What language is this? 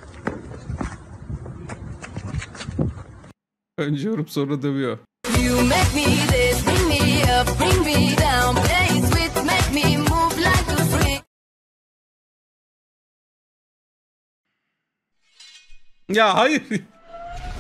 Turkish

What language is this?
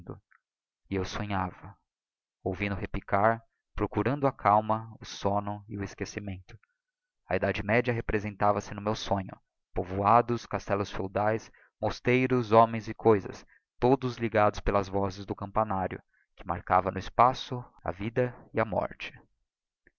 Portuguese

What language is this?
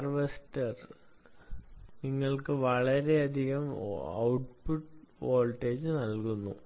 Malayalam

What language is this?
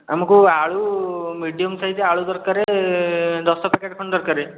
Odia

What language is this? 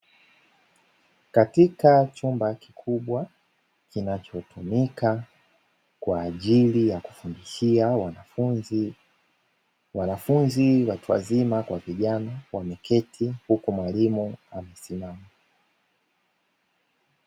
Swahili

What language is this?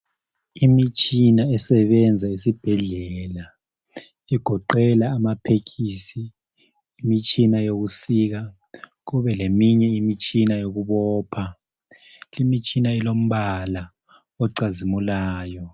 North Ndebele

